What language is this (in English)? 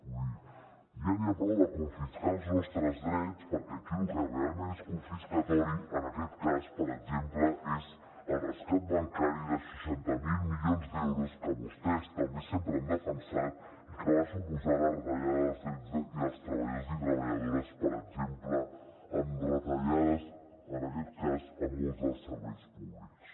Catalan